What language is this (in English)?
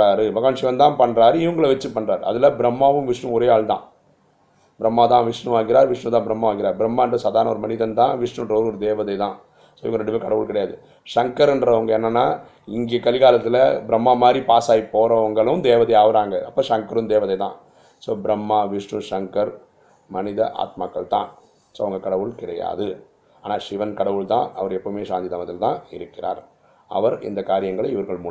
Tamil